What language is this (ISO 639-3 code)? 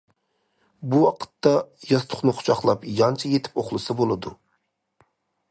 uig